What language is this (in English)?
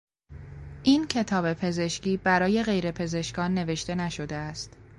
Persian